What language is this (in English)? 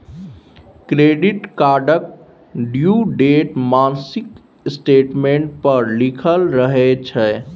Maithili